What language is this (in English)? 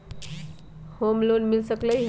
Magahi